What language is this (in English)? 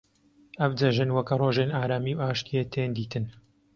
Kurdish